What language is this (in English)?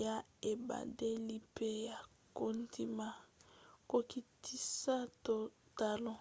Lingala